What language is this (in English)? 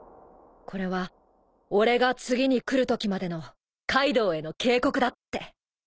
Japanese